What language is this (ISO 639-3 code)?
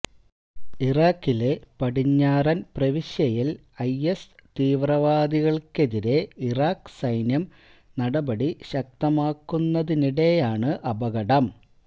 mal